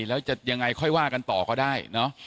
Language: Thai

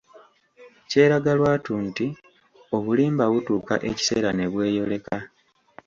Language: Ganda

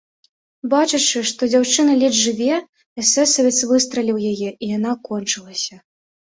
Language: Belarusian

